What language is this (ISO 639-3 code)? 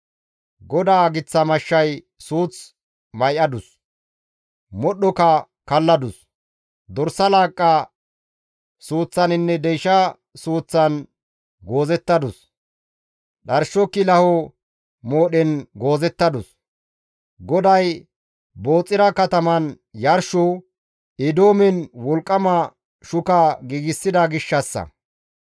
gmv